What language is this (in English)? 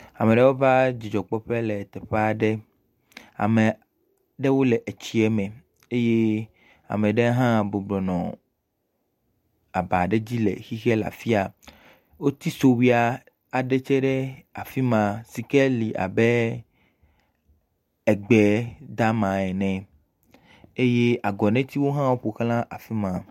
Ewe